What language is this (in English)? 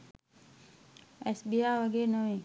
Sinhala